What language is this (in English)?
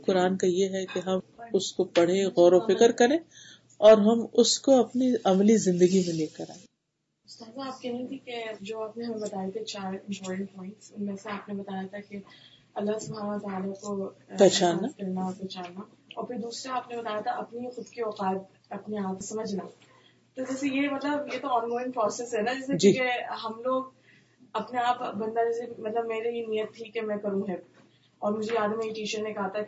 Urdu